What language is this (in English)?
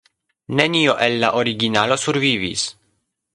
Esperanto